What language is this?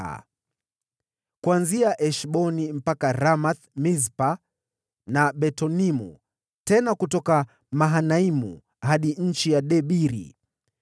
Swahili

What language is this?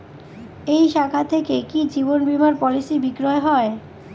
Bangla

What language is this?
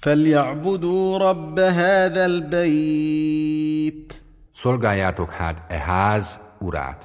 Hungarian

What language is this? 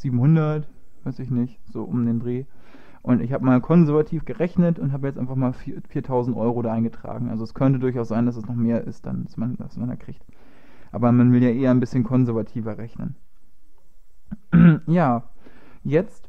German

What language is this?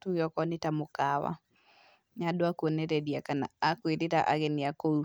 Kikuyu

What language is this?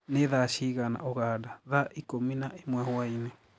Kikuyu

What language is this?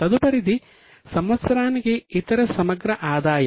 Telugu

